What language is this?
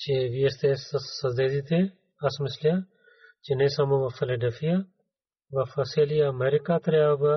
Bulgarian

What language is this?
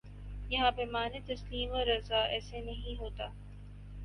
Urdu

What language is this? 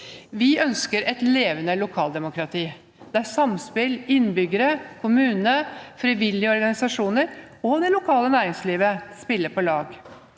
Norwegian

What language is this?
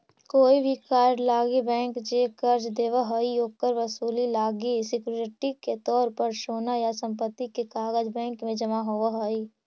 Magahi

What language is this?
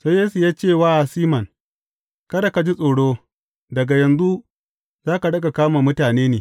Hausa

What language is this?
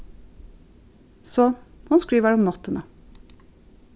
Faroese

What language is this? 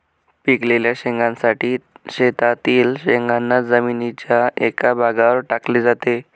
Marathi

